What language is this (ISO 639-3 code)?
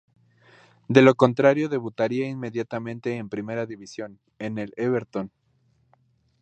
spa